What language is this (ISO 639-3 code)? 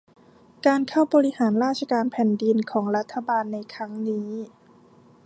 tha